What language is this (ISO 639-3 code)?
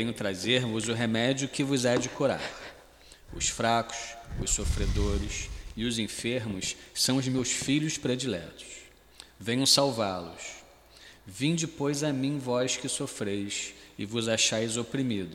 por